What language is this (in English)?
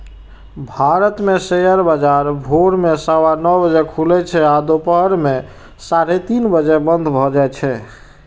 Maithili